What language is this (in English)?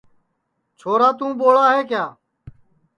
Sansi